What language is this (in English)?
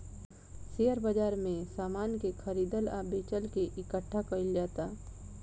Bhojpuri